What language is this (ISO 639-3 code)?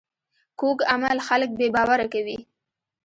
pus